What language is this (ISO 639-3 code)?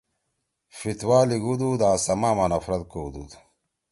trw